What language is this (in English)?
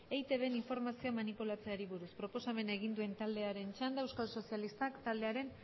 Basque